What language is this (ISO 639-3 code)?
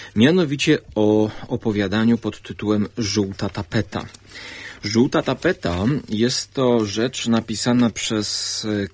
pol